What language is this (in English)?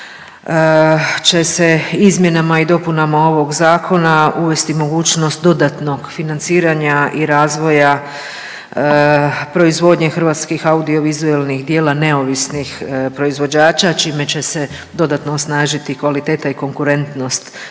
Croatian